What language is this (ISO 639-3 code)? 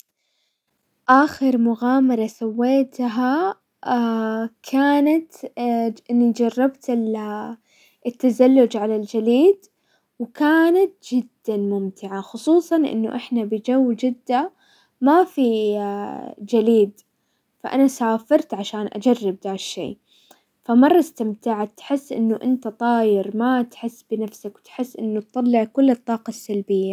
acw